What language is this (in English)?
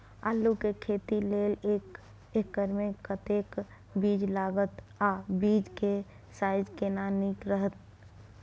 Maithili